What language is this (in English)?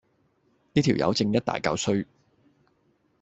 Cantonese